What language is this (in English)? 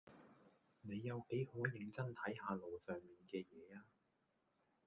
Cantonese